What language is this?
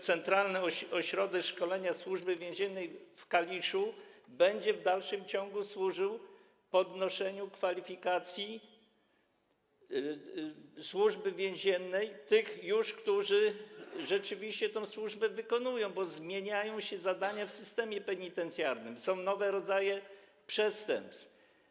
Polish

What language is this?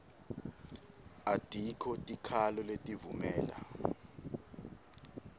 Swati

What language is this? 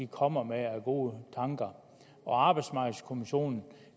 Danish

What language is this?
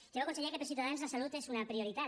Catalan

